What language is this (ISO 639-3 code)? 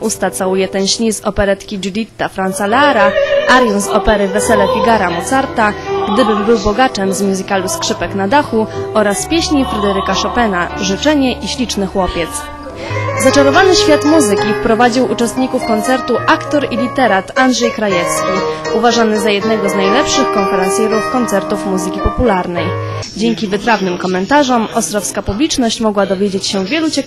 pol